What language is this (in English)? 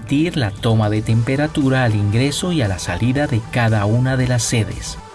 Spanish